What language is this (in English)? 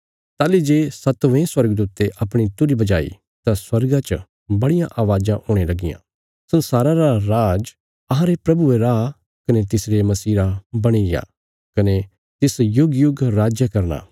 Bilaspuri